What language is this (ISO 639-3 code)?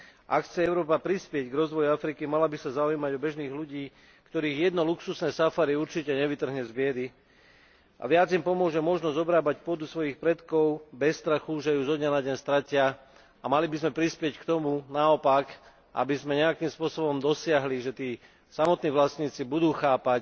slk